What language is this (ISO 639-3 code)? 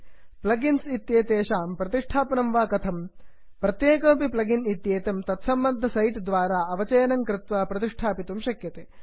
san